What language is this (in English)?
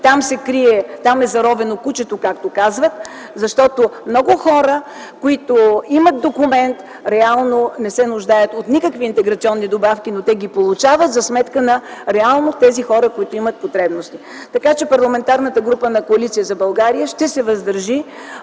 Bulgarian